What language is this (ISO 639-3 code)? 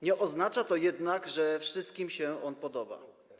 pol